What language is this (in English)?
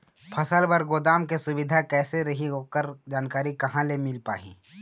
Chhattisgarhi